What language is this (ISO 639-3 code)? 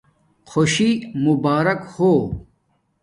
dmk